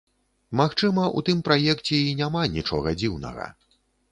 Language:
Belarusian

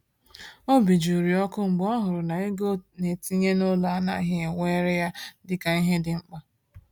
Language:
Igbo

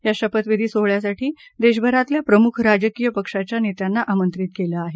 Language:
Marathi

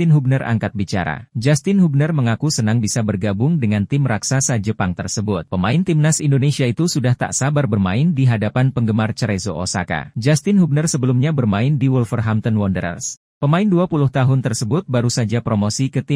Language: Indonesian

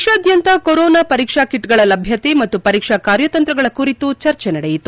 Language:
Kannada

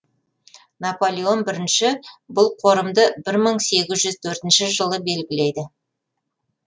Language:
Kazakh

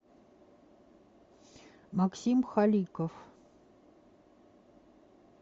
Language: Russian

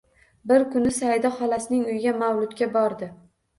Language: Uzbek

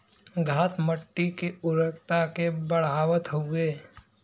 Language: Bhojpuri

